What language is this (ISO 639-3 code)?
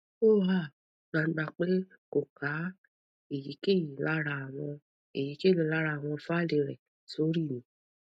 yor